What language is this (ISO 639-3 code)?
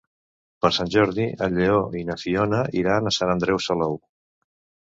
cat